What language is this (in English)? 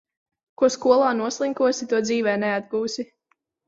Latvian